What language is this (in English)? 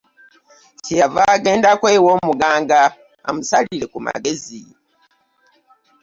Ganda